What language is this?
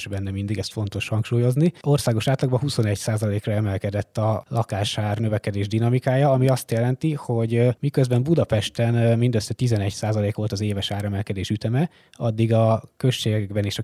Hungarian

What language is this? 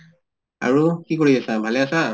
Assamese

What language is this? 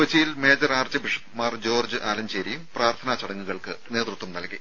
Malayalam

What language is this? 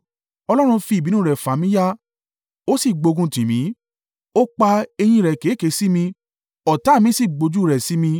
Yoruba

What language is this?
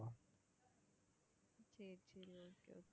Tamil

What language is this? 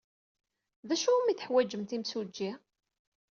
Kabyle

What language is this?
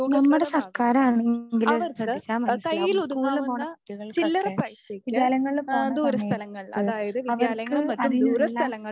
Malayalam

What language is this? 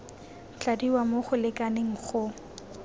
Tswana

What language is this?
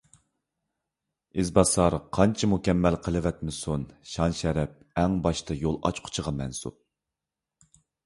Uyghur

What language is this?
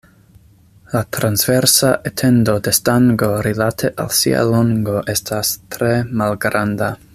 Esperanto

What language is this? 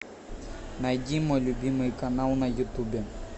Russian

